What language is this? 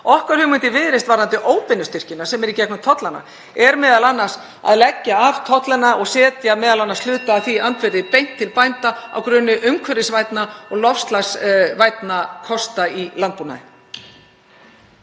Icelandic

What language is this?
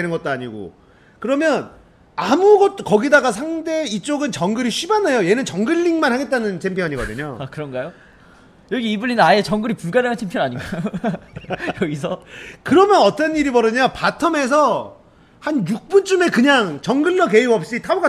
Korean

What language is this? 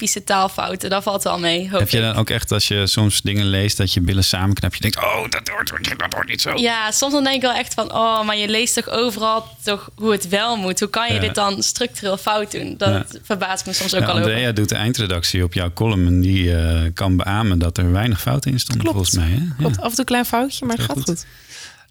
Dutch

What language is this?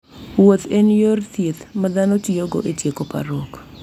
Luo (Kenya and Tanzania)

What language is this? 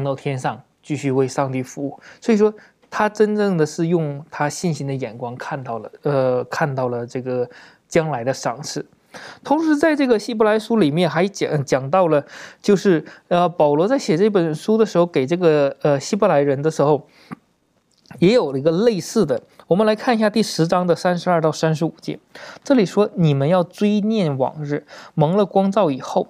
Chinese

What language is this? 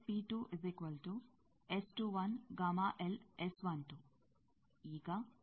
Kannada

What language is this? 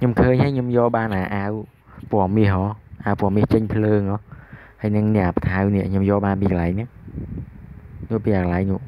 Vietnamese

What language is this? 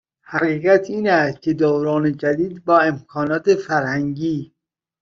Persian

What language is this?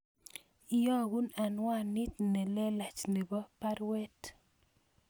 Kalenjin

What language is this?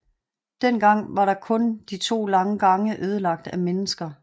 Danish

